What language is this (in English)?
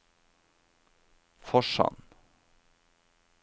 Norwegian